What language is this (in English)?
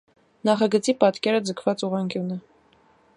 Armenian